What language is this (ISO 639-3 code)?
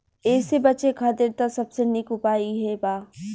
bho